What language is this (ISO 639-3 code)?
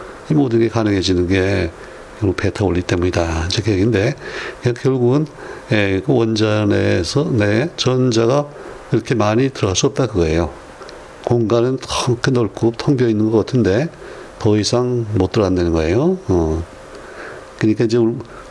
kor